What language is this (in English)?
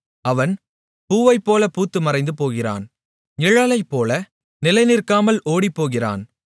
Tamil